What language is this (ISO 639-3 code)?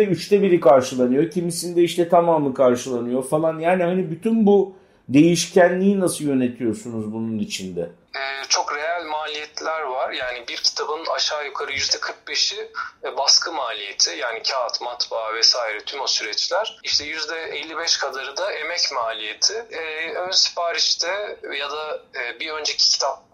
tur